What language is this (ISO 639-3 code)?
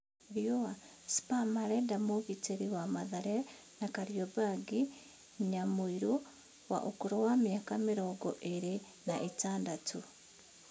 kik